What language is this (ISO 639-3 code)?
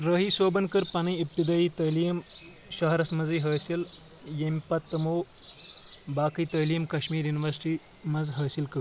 kas